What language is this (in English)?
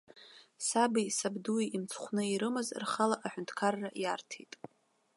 Abkhazian